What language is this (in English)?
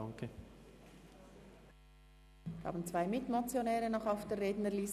Swiss German